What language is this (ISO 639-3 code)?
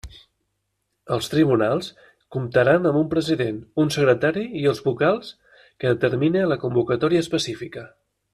cat